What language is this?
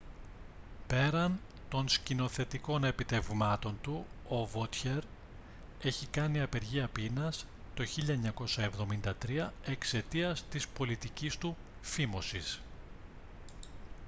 Greek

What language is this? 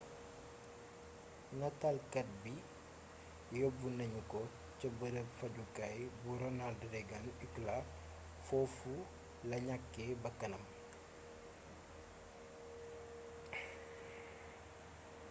Wolof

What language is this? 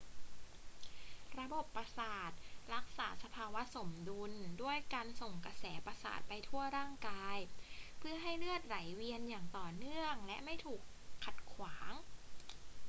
Thai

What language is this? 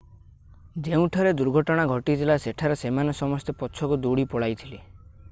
Odia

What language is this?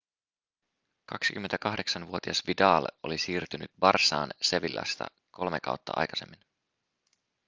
Finnish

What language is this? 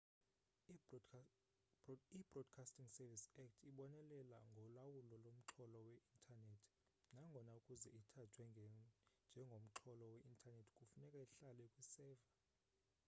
Xhosa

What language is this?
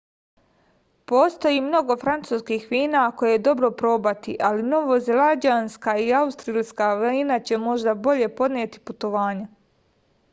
Serbian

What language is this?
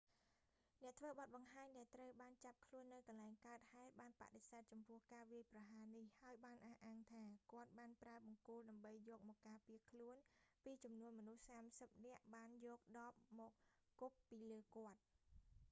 Khmer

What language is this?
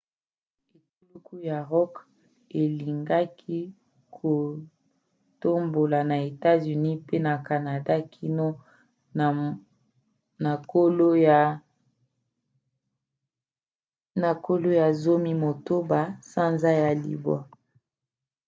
Lingala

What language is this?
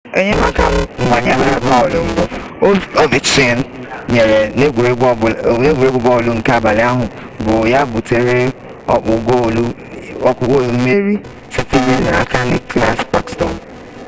Igbo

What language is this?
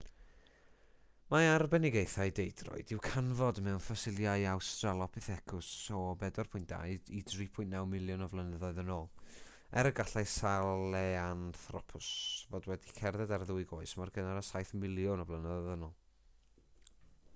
Welsh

